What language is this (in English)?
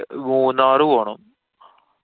Malayalam